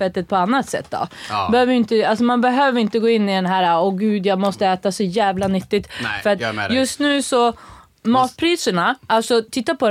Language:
Swedish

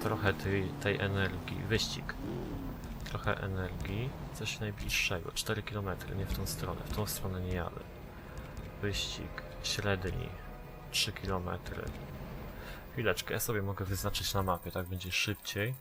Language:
Polish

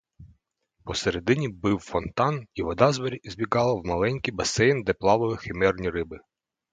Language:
Ukrainian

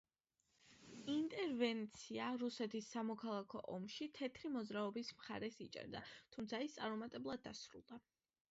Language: Georgian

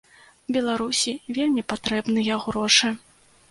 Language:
Belarusian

